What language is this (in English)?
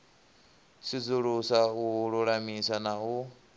Venda